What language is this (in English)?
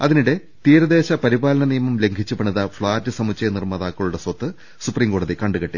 Malayalam